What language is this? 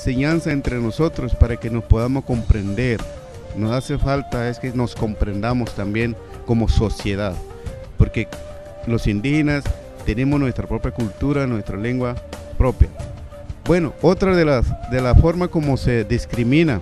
Spanish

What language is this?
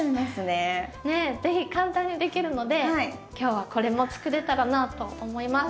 Japanese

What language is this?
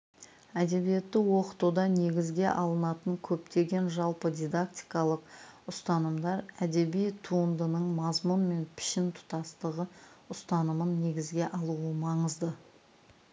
Kazakh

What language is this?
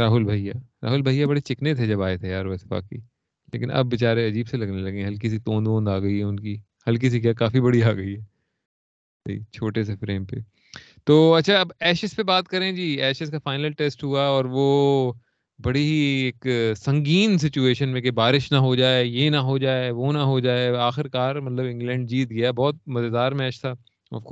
Urdu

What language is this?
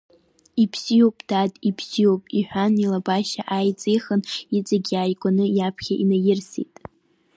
Abkhazian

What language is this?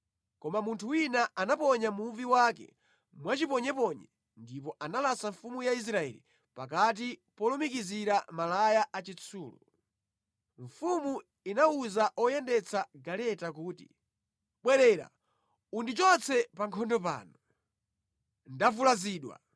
Nyanja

